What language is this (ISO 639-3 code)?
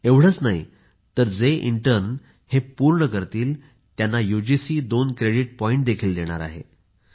mar